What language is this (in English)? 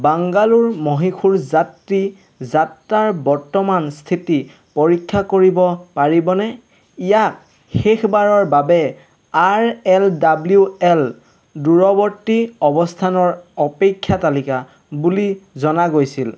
Assamese